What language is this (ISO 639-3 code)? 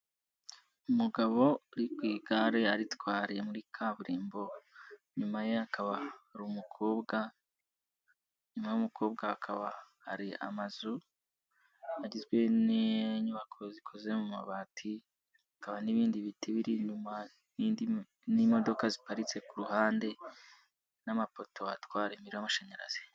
kin